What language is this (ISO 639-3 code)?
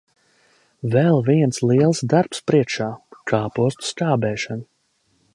lav